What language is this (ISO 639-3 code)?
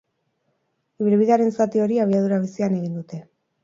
eus